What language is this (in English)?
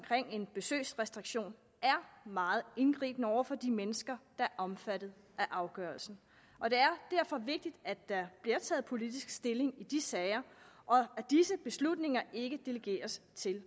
Danish